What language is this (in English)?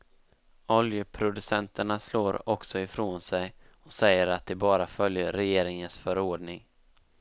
Swedish